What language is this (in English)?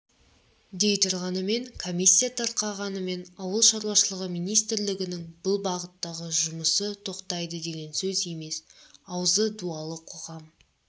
Kazakh